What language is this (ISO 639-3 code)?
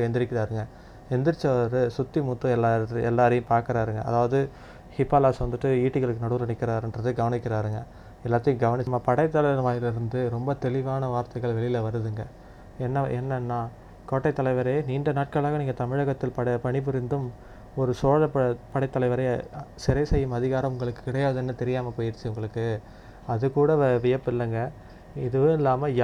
tam